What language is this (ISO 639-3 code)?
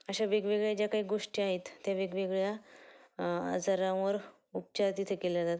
mar